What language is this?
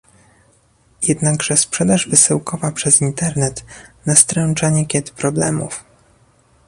Polish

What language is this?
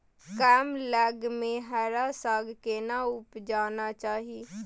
Maithili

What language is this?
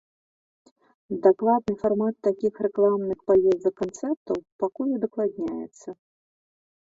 Belarusian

